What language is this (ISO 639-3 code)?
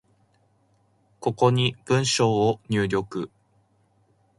jpn